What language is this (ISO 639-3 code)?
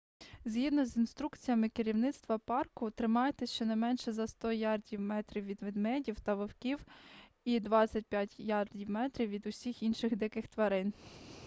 ukr